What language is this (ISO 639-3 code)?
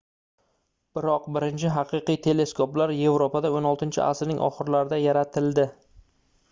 uzb